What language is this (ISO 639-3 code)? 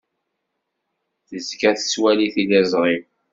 kab